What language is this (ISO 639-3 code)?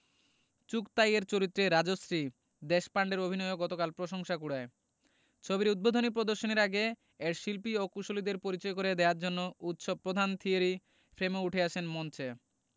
ben